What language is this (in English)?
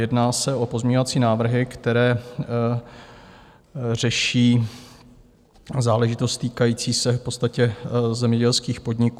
Czech